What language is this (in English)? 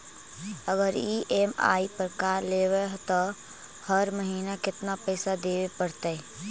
Magahi